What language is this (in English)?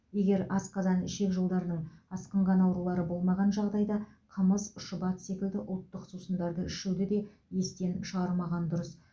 Kazakh